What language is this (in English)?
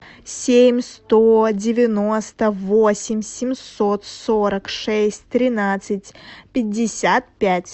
Russian